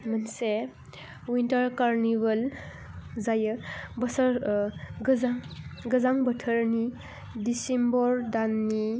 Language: Bodo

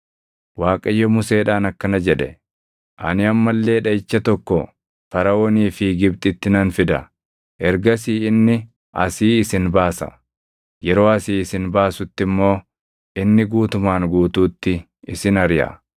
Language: Oromo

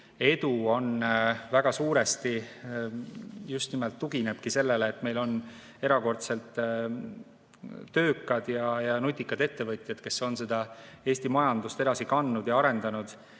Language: Estonian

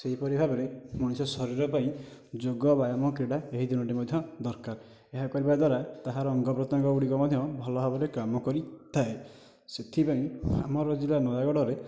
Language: Odia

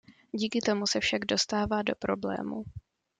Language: Czech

